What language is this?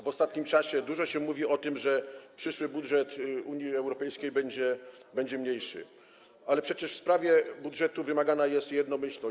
Polish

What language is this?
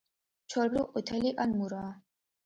Georgian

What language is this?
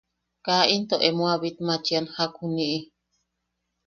Yaqui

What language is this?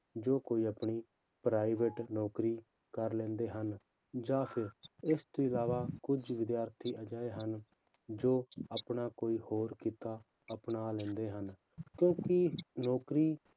Punjabi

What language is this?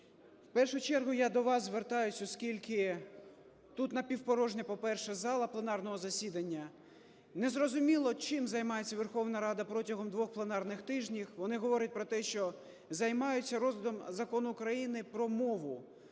Ukrainian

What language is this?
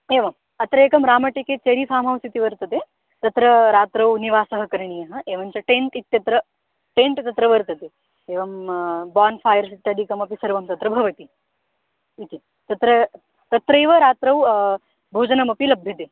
Sanskrit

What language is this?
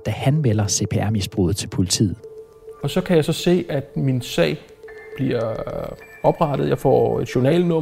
Danish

